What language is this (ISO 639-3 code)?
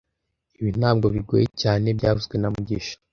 kin